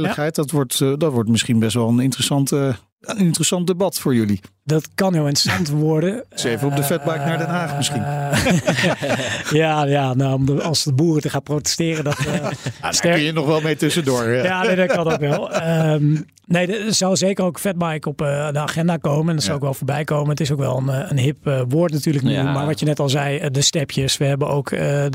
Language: Dutch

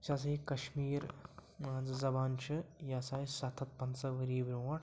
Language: Kashmiri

